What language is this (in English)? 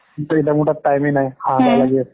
Assamese